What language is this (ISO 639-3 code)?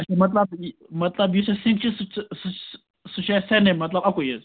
kas